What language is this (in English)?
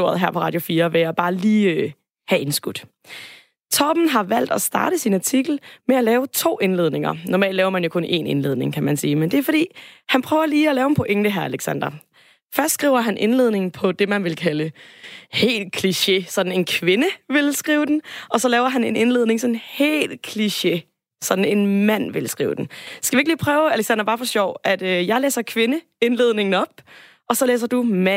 Danish